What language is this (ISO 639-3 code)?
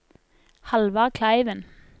nor